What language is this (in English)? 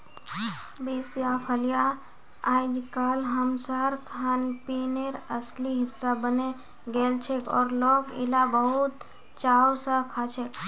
Magahi